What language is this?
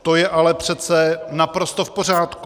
Czech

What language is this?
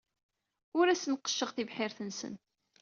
Kabyle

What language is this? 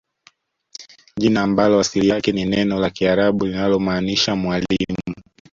Swahili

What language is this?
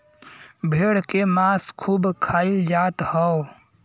Bhojpuri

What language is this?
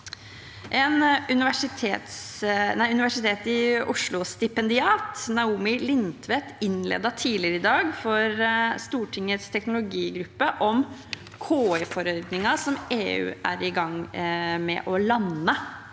Norwegian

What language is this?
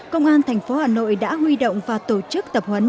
Vietnamese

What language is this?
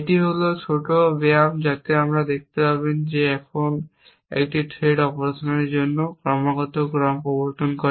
Bangla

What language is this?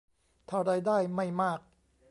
Thai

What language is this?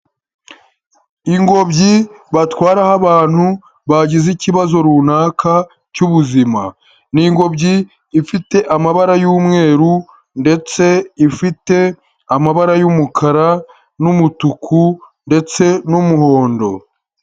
Kinyarwanda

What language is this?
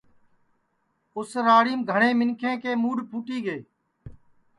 Sansi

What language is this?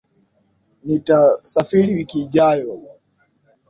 Swahili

